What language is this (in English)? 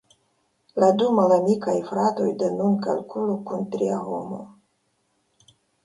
Esperanto